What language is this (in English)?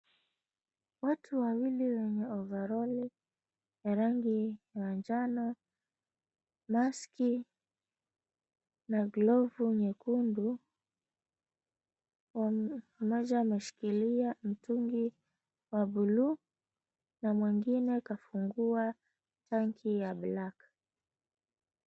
Swahili